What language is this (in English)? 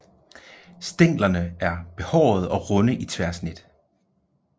Danish